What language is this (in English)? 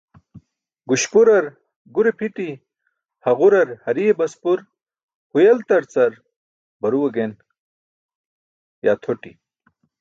Burushaski